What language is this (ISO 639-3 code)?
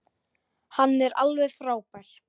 isl